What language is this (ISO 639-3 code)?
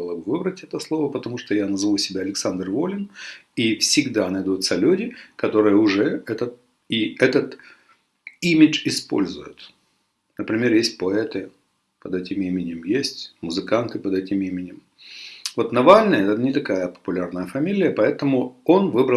rus